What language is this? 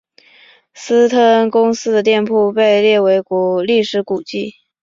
Chinese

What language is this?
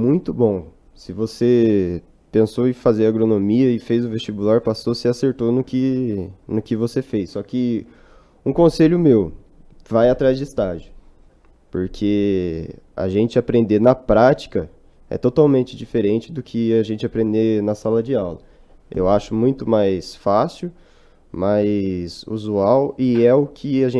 Portuguese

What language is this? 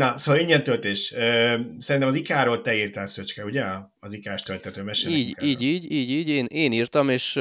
Hungarian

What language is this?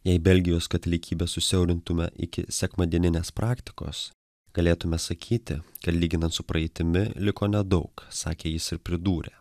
Lithuanian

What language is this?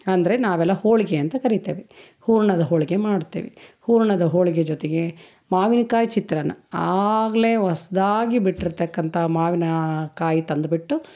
Kannada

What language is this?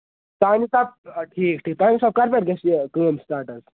Kashmiri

